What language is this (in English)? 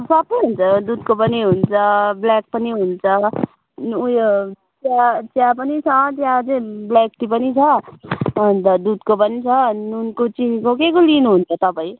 Nepali